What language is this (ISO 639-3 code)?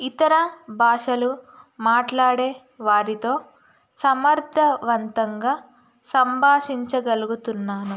tel